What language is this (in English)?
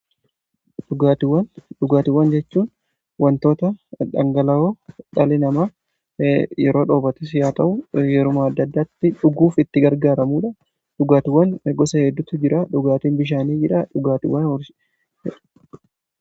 Oromo